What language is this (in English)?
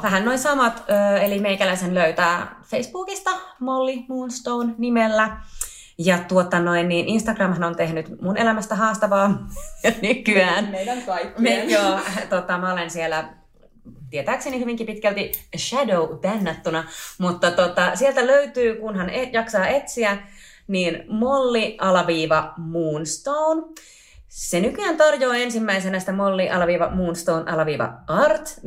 Finnish